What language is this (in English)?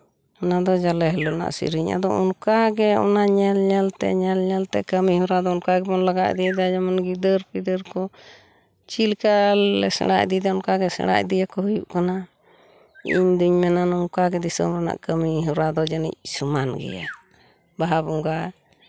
Santali